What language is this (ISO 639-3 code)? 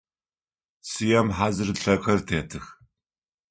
ady